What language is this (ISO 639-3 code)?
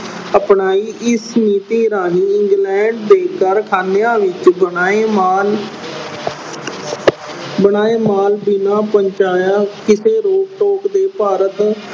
pan